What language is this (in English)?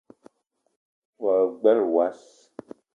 Eton (Cameroon)